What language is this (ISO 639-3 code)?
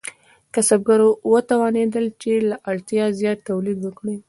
pus